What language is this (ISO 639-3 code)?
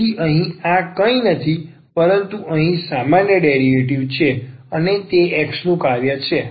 guj